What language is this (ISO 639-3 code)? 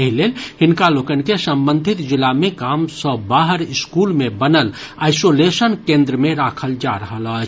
mai